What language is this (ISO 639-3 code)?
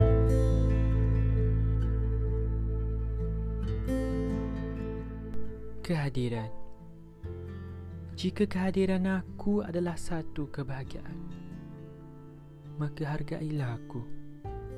msa